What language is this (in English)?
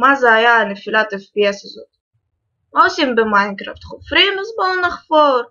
Hebrew